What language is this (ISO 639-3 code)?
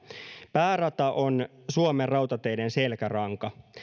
fin